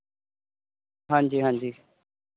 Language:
Punjabi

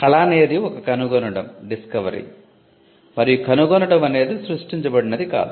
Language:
Telugu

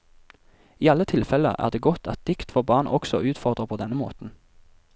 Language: Norwegian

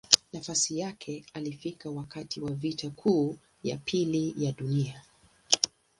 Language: Swahili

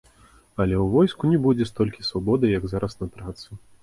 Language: Belarusian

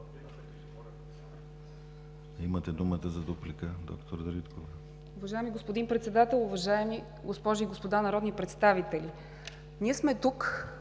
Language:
Bulgarian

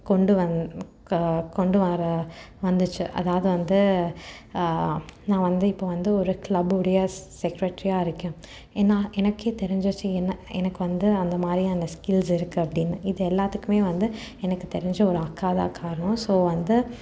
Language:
Tamil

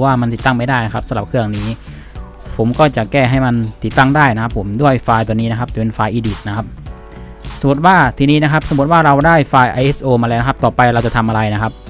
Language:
Thai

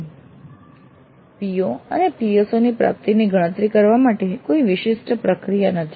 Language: Gujarati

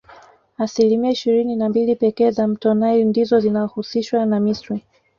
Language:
Swahili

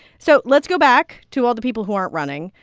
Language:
English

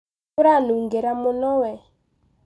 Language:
Kikuyu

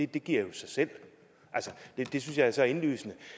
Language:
Danish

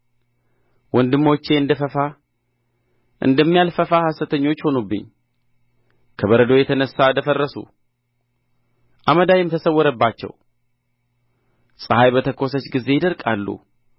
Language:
Amharic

